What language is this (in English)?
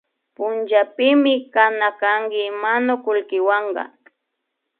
Imbabura Highland Quichua